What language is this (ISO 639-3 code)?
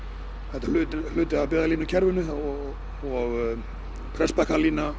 isl